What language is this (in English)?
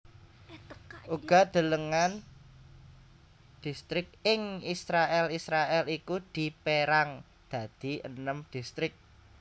Javanese